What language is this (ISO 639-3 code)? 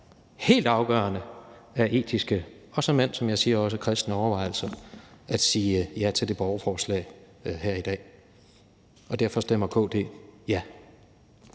dan